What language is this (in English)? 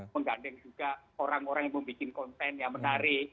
Indonesian